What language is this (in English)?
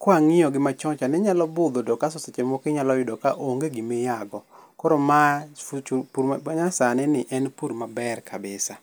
Luo (Kenya and Tanzania)